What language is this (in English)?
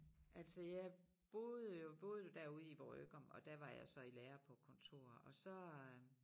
Danish